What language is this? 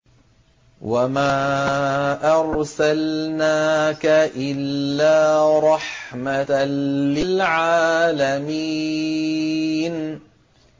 Arabic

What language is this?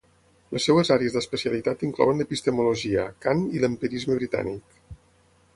Catalan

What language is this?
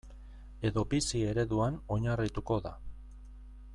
Basque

